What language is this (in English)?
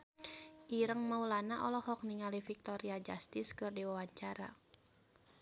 Sundanese